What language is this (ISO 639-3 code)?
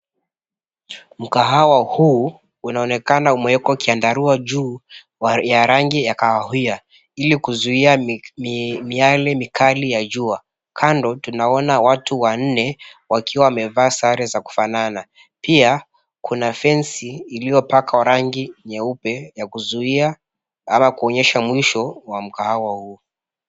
swa